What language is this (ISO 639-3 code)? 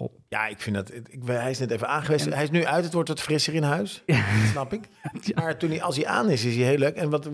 nld